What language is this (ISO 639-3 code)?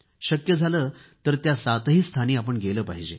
mar